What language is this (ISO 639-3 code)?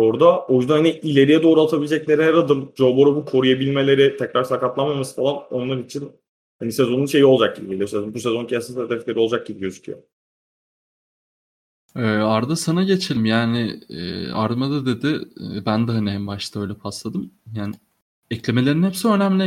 tur